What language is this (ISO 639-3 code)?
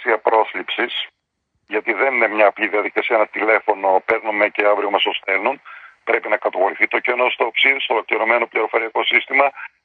ell